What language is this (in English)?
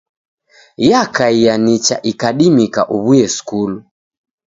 Taita